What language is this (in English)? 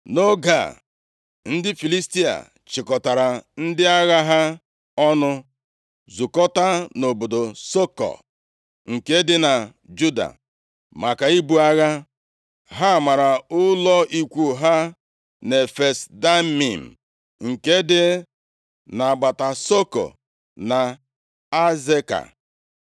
Igbo